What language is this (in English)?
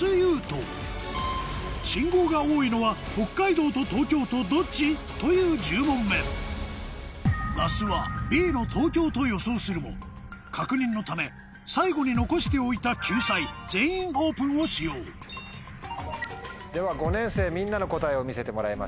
Japanese